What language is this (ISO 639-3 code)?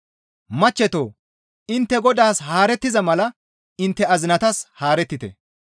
gmv